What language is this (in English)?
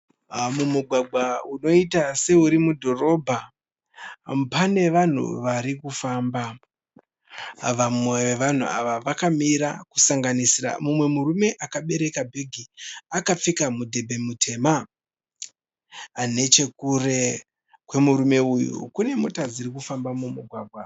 Shona